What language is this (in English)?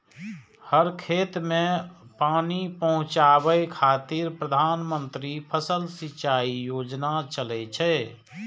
Maithili